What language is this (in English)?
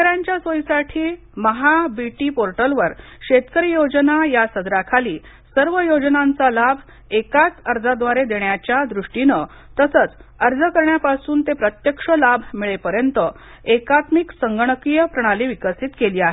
Marathi